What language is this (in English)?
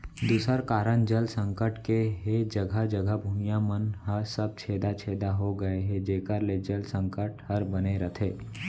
Chhattisgarhi